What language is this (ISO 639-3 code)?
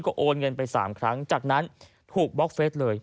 tha